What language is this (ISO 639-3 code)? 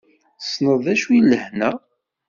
kab